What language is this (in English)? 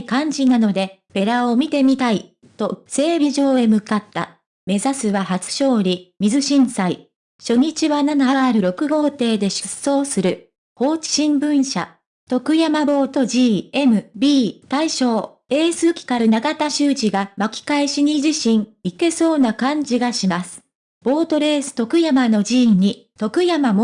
Japanese